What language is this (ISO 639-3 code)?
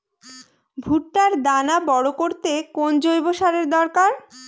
ben